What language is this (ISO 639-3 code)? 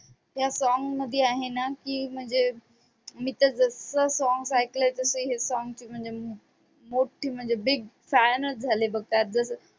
mar